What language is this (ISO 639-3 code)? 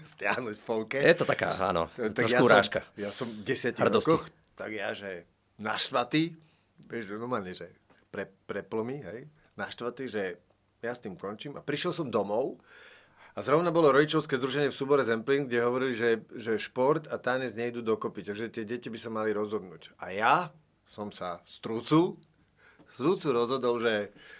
slk